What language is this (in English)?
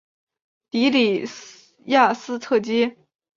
Chinese